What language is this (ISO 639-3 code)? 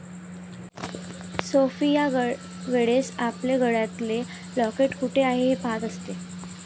mar